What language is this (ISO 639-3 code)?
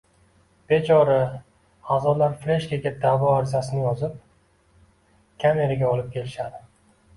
uzb